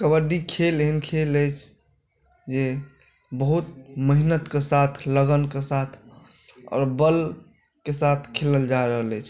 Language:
Maithili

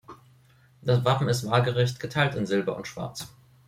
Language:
German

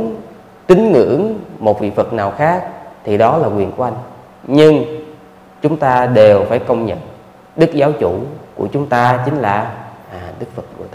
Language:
Vietnamese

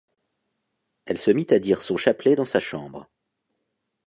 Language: French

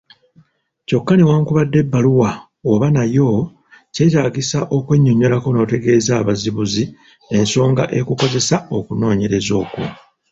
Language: Ganda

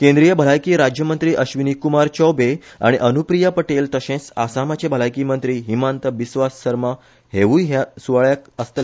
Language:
Konkani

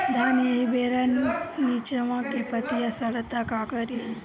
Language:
Bhojpuri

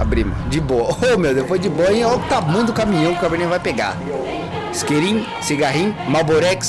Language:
Portuguese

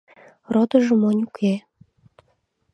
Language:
Mari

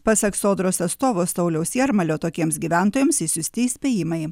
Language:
Lithuanian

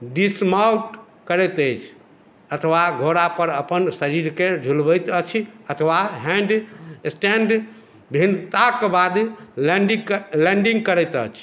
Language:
Maithili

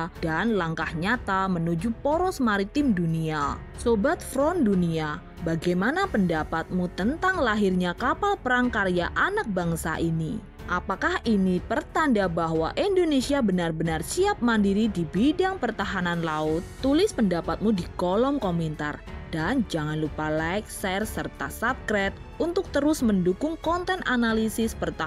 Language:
Indonesian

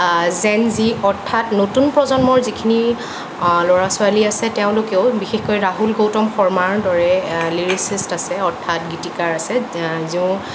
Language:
Assamese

